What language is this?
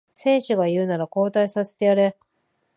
Japanese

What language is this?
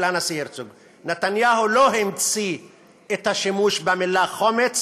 Hebrew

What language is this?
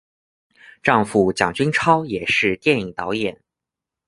Chinese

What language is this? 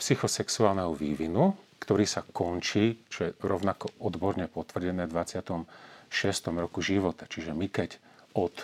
Slovak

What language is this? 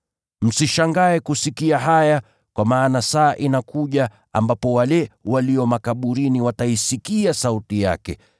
Swahili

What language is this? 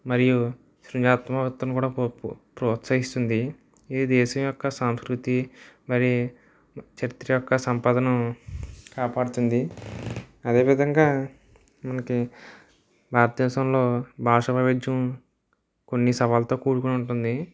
Telugu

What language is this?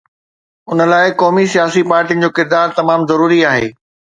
Sindhi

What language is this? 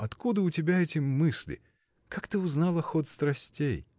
Russian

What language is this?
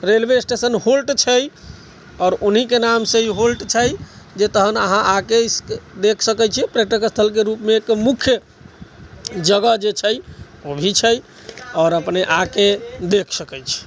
Maithili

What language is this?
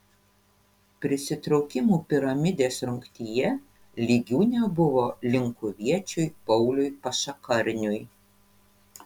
Lithuanian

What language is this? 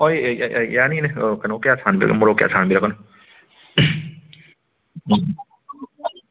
Manipuri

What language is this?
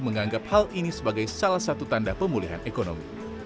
Indonesian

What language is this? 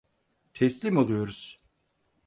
Turkish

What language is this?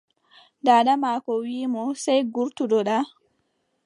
Adamawa Fulfulde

